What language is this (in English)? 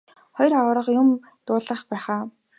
Mongolian